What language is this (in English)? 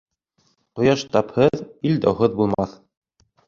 Bashkir